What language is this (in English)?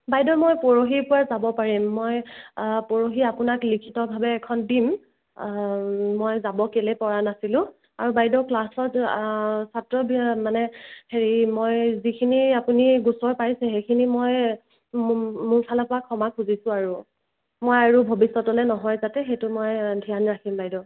Assamese